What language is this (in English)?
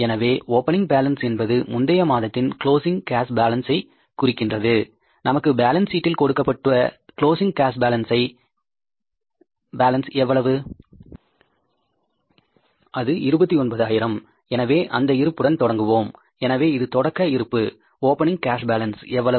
Tamil